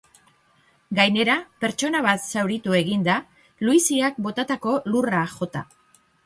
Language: Basque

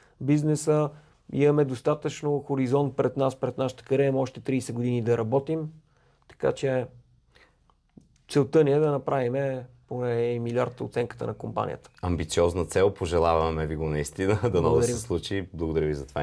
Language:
Bulgarian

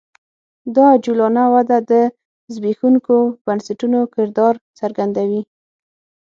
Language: Pashto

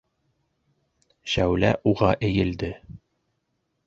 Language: Bashkir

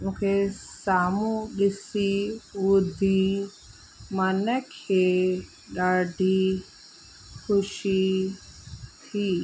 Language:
Sindhi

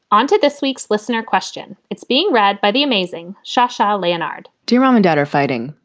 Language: English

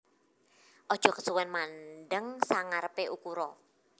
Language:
Javanese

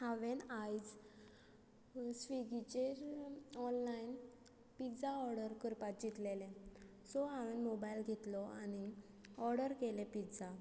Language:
Konkani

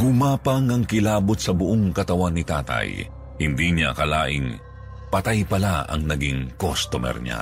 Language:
Filipino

